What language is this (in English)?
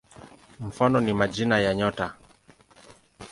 Swahili